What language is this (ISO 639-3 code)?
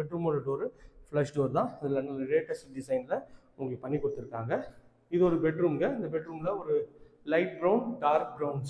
tam